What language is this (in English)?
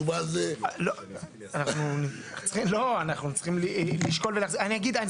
Hebrew